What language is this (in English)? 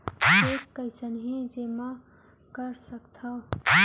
Chhattisgarhi